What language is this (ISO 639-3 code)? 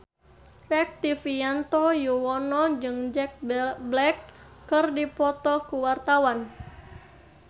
sun